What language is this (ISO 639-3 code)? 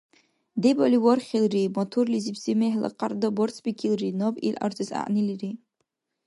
dar